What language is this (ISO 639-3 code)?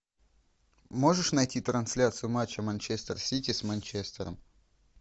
rus